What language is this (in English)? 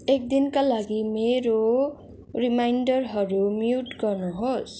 Nepali